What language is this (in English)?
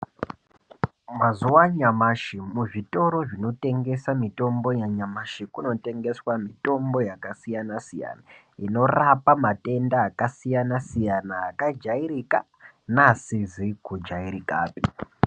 Ndau